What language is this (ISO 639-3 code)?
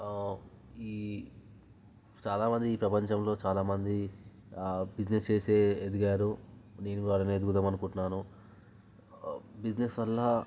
tel